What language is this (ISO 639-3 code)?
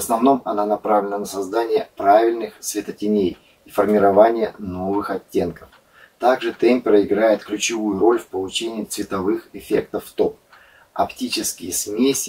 rus